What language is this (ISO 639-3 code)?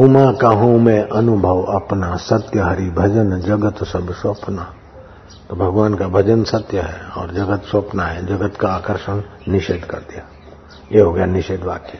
hin